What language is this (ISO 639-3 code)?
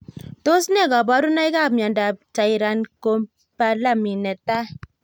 kln